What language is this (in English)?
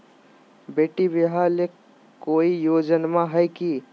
Magahi